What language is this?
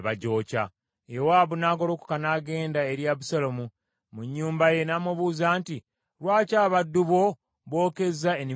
Ganda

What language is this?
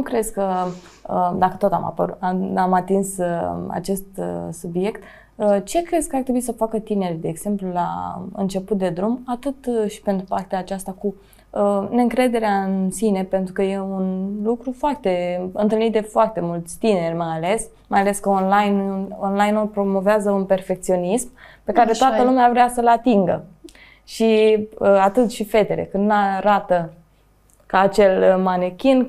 Romanian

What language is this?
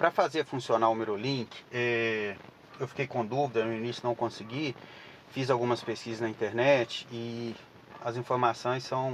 Portuguese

